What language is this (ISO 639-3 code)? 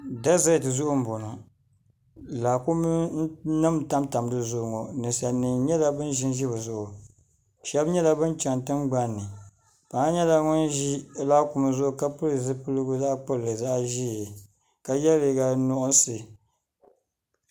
dag